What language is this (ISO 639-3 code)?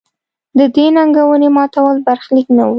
pus